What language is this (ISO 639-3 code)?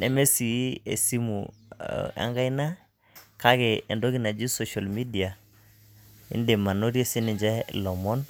mas